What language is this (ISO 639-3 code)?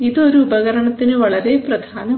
mal